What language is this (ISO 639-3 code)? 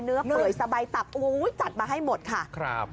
tha